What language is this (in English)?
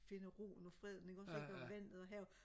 Danish